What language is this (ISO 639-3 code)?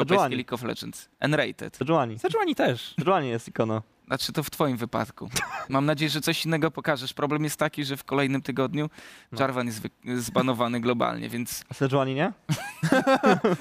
pol